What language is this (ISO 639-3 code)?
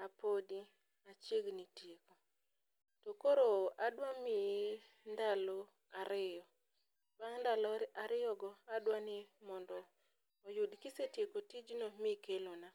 luo